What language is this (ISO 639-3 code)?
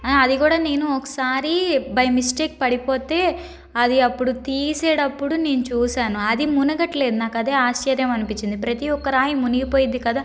tel